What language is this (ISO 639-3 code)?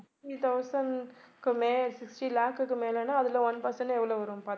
tam